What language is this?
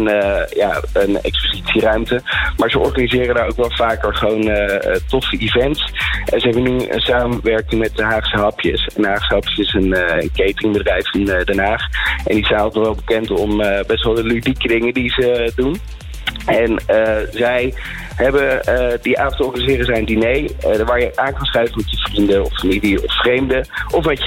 Dutch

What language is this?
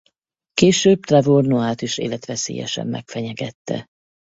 Hungarian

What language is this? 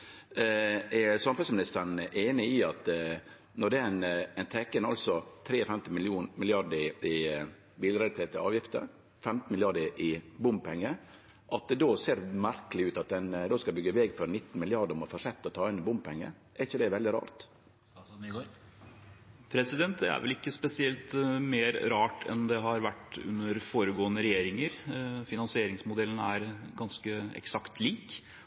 Norwegian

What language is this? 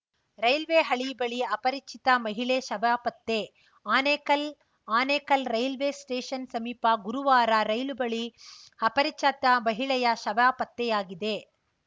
Kannada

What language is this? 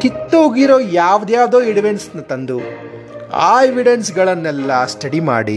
Kannada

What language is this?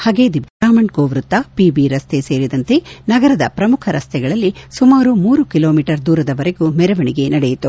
Kannada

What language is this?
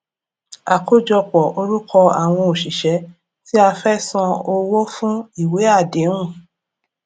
Yoruba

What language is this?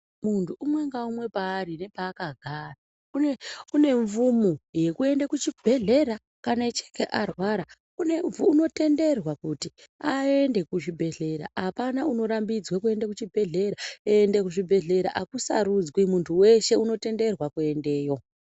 Ndau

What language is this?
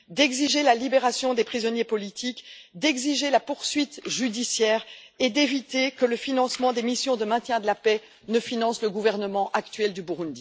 French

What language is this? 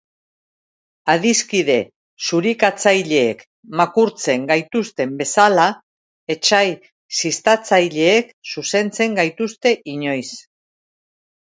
Basque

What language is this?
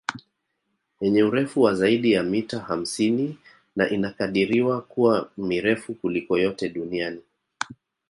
Swahili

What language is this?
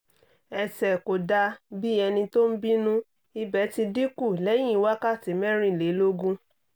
Yoruba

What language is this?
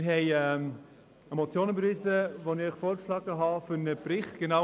Swiss German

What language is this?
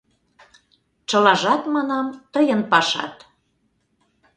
Mari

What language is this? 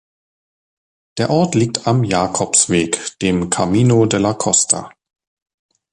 German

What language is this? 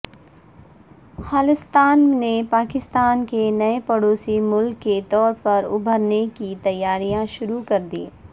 Urdu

